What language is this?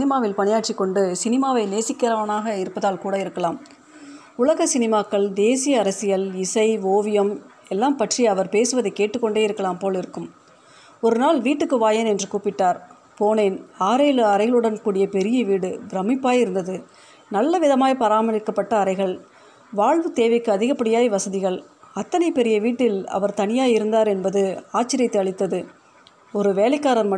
Tamil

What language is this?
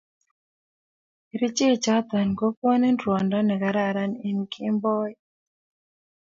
Kalenjin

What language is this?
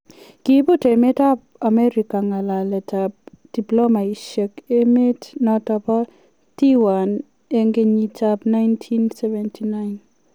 Kalenjin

